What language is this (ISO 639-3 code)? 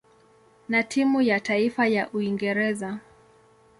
swa